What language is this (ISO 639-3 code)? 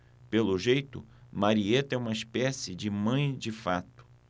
por